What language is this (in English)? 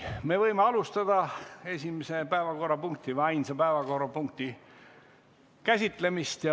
Estonian